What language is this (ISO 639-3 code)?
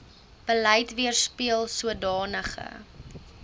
afr